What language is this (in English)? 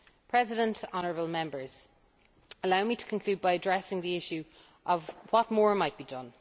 English